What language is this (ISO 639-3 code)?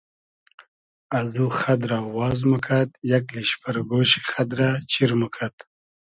haz